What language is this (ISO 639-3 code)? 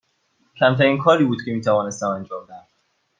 fas